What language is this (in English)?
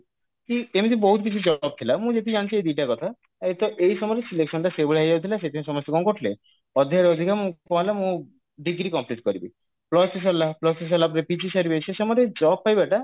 Odia